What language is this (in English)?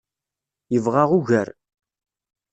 Kabyle